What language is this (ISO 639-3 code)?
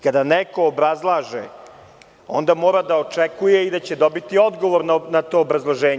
srp